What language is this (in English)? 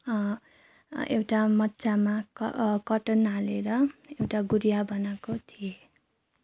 Nepali